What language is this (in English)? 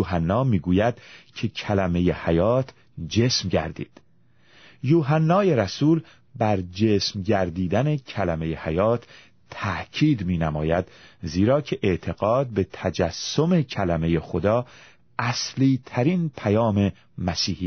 Persian